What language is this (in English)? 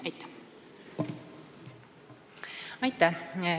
Estonian